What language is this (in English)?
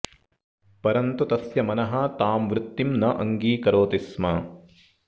Sanskrit